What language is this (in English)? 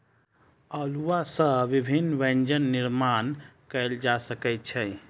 Maithili